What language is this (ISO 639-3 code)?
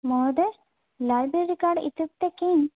san